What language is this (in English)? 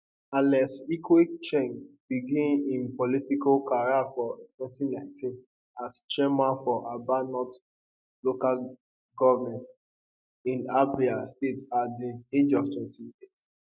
Nigerian Pidgin